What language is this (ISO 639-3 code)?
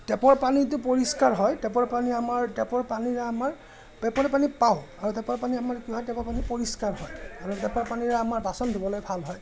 asm